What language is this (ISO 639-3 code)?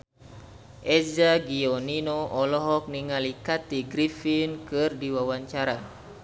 sun